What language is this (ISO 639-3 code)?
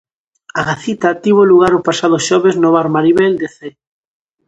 glg